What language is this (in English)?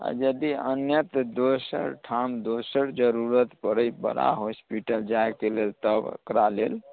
Maithili